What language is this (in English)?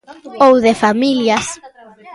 Galician